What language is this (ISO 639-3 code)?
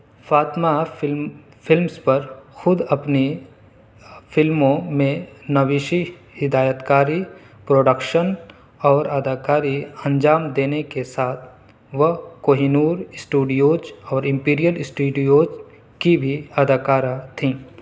urd